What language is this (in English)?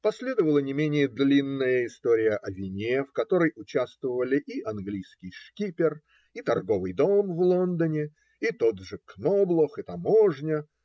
Russian